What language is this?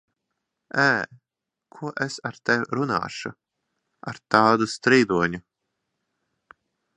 Latvian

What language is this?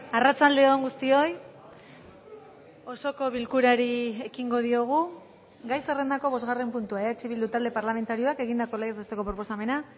Basque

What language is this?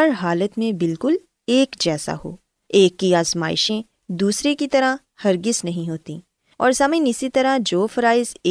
Urdu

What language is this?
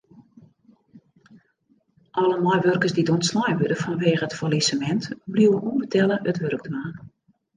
Western Frisian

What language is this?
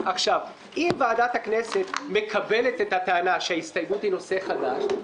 Hebrew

